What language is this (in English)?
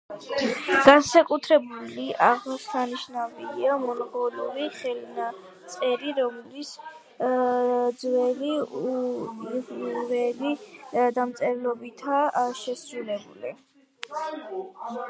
Georgian